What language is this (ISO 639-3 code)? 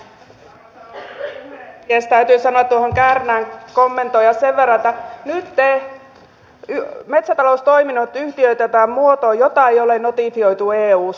fin